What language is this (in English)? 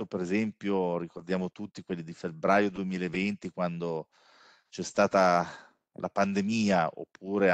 Italian